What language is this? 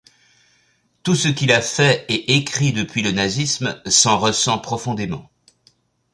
French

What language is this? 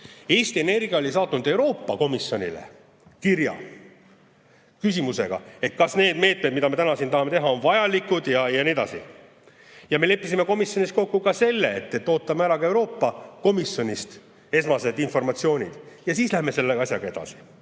Estonian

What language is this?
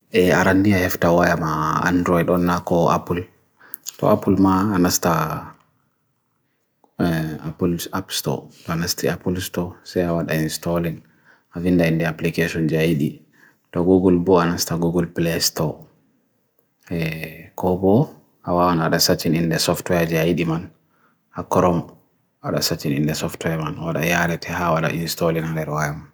Bagirmi Fulfulde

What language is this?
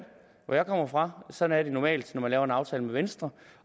Danish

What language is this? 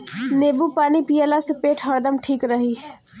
Bhojpuri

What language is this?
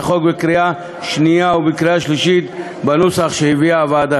Hebrew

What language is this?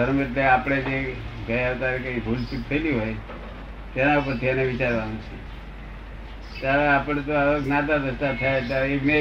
Gujarati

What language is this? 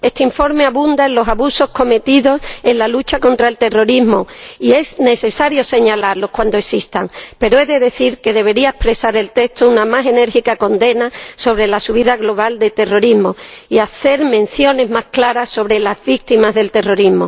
Spanish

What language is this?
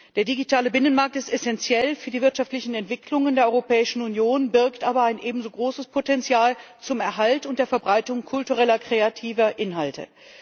German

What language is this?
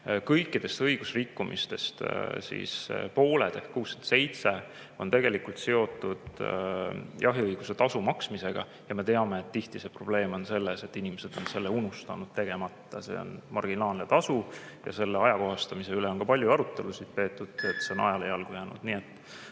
Estonian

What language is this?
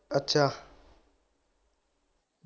Punjabi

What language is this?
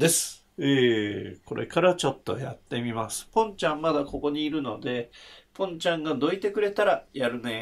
Japanese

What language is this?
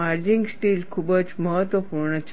Gujarati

